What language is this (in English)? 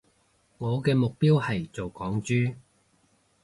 Cantonese